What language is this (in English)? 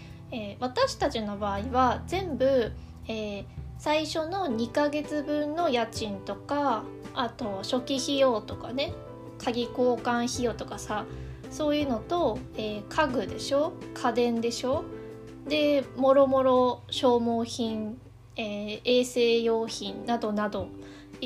Japanese